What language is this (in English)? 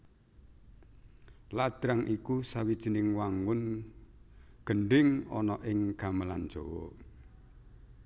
Javanese